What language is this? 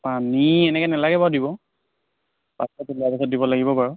Assamese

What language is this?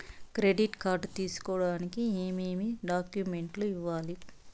Telugu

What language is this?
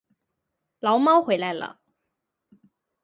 Chinese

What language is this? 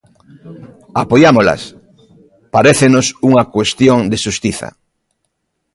Galician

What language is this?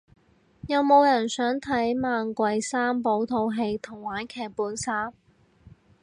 Cantonese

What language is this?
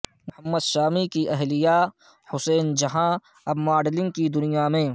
Urdu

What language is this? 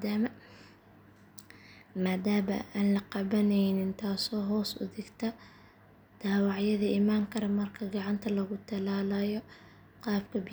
Somali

